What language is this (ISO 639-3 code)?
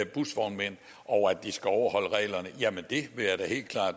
dan